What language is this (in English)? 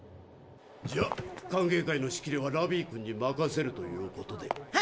Japanese